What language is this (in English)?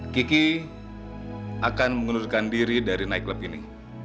Indonesian